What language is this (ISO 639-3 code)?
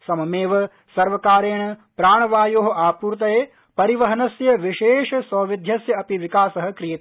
san